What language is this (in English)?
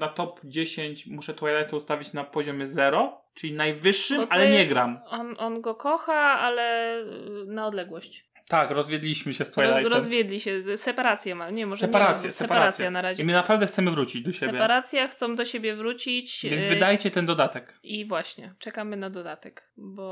Polish